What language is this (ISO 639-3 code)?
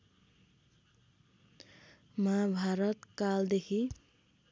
nep